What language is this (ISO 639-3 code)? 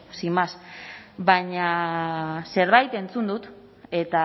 eus